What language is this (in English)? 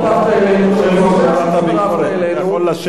Hebrew